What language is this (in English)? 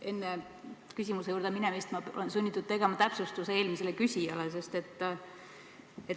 Estonian